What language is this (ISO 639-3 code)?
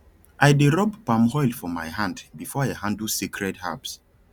pcm